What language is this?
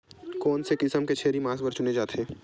Chhattisgarhi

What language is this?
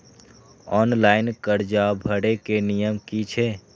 Maithili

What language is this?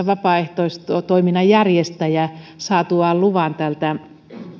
Finnish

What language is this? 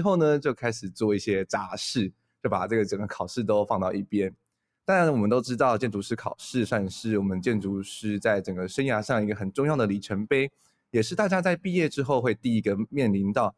Chinese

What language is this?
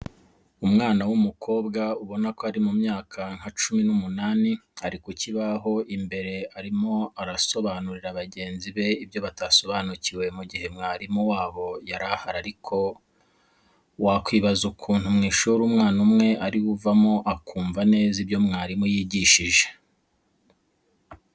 Kinyarwanda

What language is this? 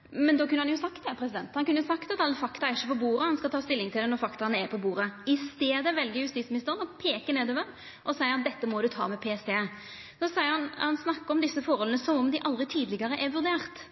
Norwegian Nynorsk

